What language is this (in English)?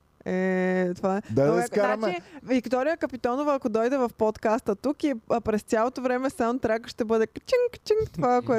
Bulgarian